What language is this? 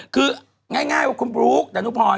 Thai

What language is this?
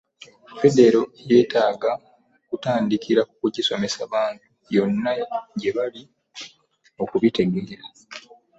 Ganda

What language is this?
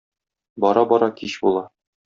Tatar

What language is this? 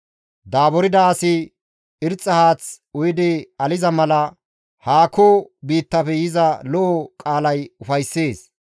Gamo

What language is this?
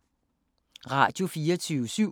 Danish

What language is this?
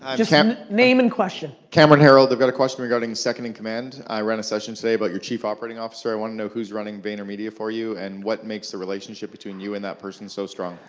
English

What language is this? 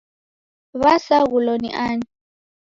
Taita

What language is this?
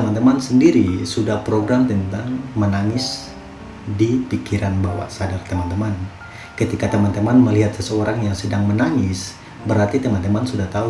Indonesian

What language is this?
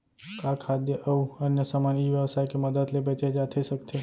Chhattisgarhi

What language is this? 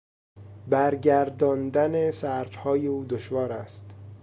Persian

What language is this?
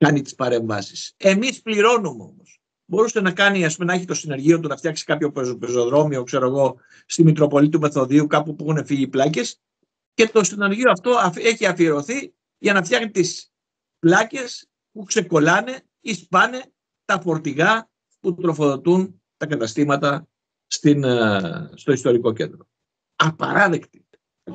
Greek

